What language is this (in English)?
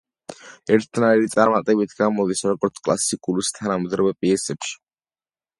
Georgian